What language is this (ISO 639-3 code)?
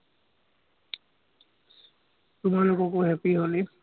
asm